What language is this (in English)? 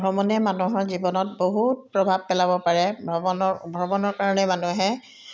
Assamese